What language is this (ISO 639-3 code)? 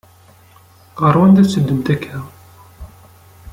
kab